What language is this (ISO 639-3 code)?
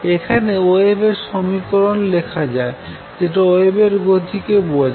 ben